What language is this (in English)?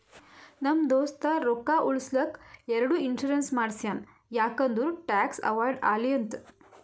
Kannada